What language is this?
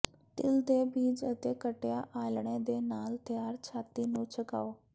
Punjabi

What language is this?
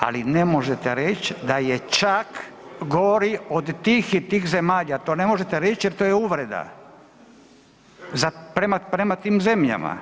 Croatian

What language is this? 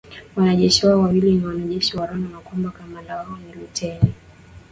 Swahili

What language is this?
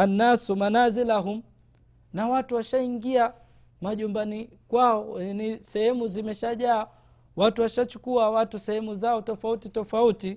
Swahili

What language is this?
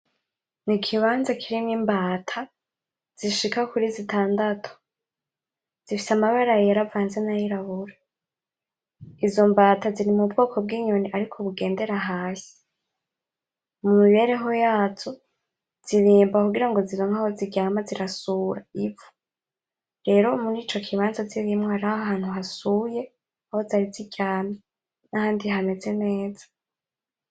Rundi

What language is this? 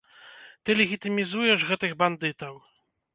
Belarusian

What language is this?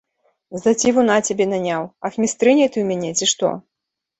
Belarusian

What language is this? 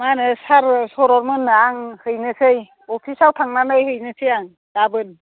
Bodo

